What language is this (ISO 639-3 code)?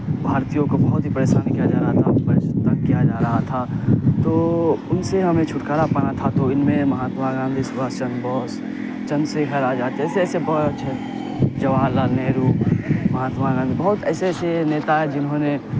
urd